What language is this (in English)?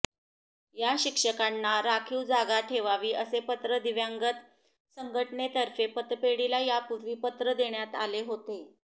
Marathi